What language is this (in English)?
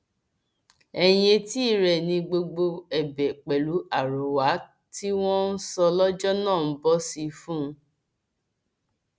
Yoruba